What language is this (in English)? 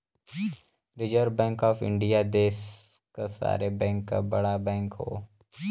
Bhojpuri